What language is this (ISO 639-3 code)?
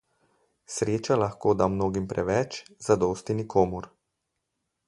slv